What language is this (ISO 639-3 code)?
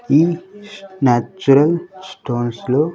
tel